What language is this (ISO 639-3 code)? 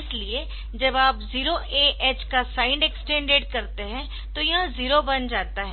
hin